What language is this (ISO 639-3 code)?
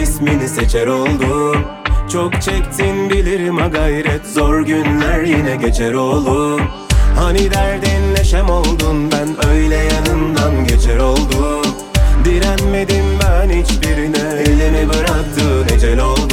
tur